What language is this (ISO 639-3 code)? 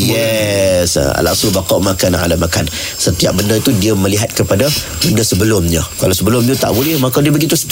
msa